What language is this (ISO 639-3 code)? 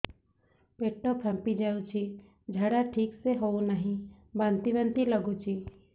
ori